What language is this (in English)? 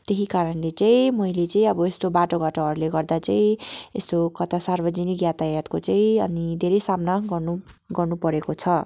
Nepali